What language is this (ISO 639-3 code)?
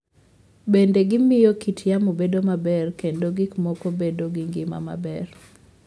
luo